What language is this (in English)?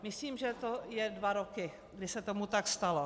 Czech